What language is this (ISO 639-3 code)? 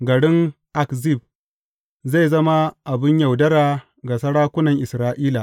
hau